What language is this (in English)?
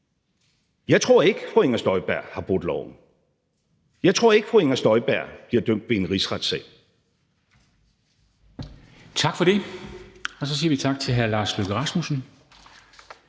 Danish